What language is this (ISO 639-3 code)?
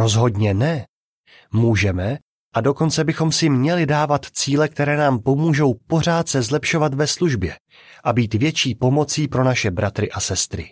ces